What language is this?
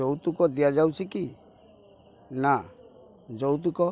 Odia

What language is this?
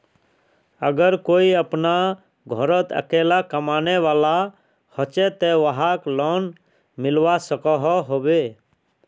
Magahi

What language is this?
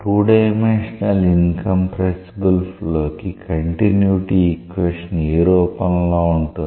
Telugu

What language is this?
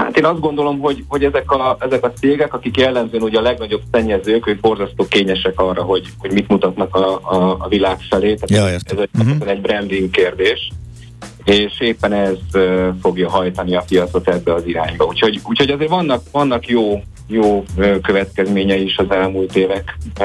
Hungarian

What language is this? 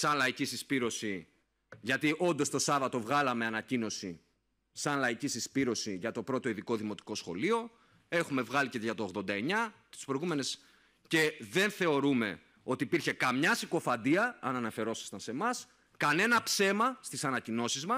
Greek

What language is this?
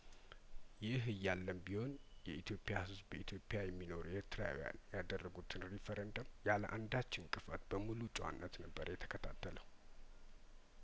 Amharic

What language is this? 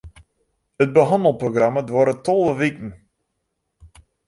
Western Frisian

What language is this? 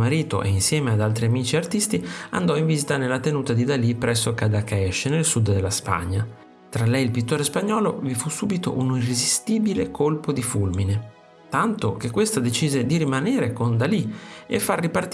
Italian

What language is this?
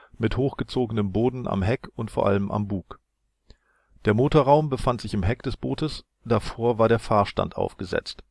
German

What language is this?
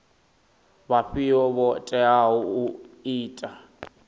Venda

